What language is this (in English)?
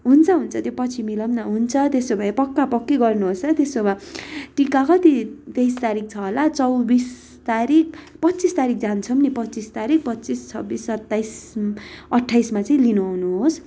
Nepali